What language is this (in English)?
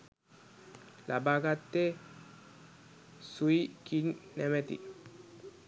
Sinhala